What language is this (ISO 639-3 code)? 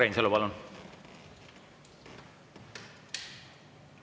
est